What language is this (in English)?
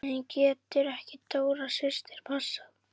Icelandic